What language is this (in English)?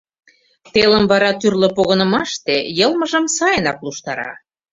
Mari